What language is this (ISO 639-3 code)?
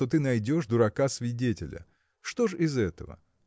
rus